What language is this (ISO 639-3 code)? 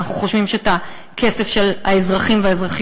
heb